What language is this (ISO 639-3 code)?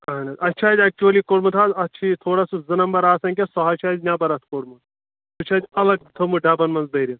kas